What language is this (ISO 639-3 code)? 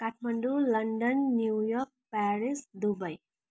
nep